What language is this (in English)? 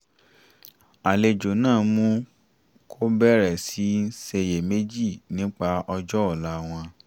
Yoruba